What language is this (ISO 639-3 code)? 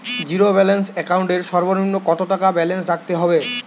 ben